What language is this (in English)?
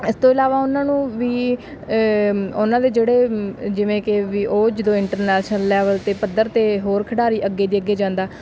Punjabi